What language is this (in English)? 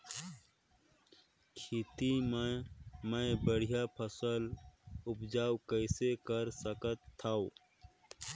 Chhattisgarhi